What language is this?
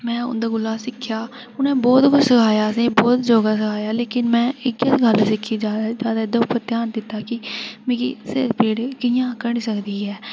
Dogri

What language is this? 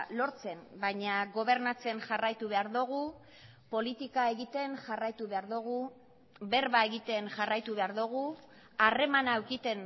Basque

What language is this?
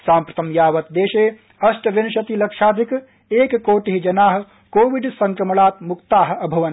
Sanskrit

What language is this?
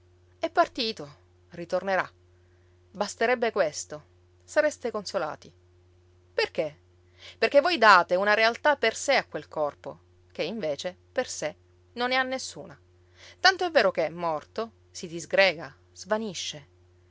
Italian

